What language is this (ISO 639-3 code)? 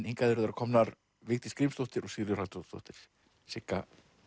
isl